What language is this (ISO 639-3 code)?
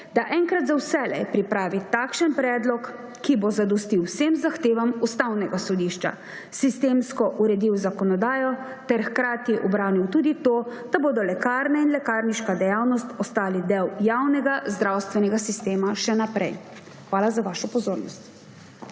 slv